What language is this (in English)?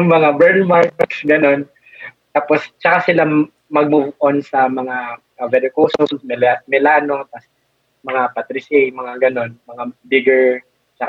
Filipino